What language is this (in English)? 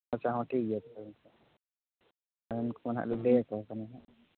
Santali